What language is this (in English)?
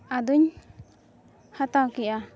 Santali